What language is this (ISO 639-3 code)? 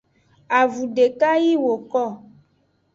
ajg